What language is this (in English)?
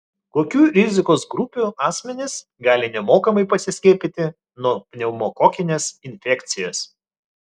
Lithuanian